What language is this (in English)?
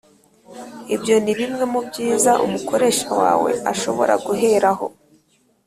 Kinyarwanda